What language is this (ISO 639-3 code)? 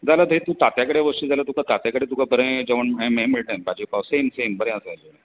kok